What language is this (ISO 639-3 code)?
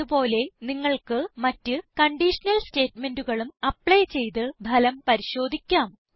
mal